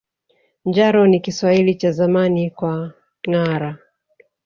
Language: Swahili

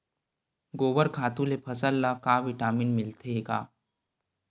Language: Chhattisgarhi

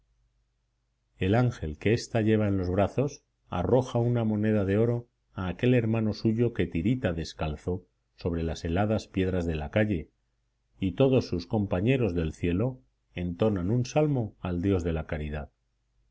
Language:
Spanish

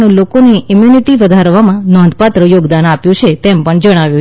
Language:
Gujarati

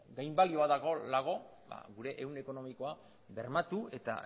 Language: Basque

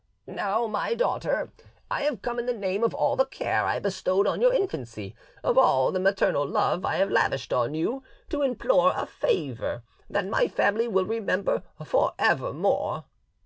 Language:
English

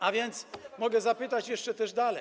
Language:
Polish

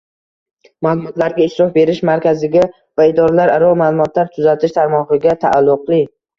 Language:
Uzbek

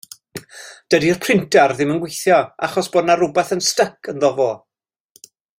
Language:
Welsh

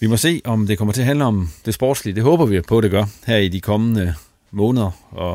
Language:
Danish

